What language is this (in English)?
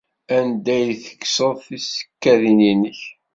Kabyle